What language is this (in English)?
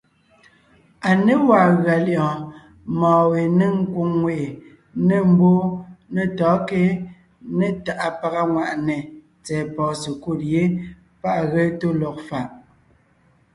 Ngiemboon